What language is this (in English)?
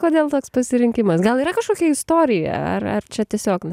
Lithuanian